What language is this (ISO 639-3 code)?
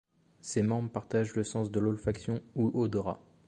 fra